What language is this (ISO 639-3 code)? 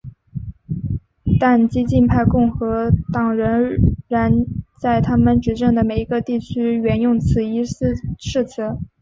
zho